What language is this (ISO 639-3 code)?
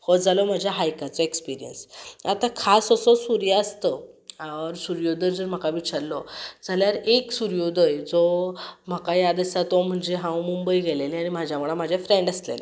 kok